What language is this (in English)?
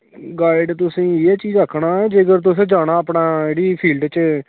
Dogri